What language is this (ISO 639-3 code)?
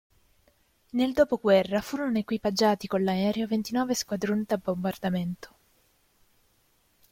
ita